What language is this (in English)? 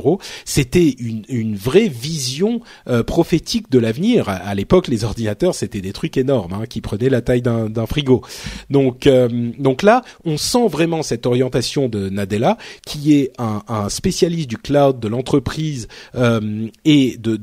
French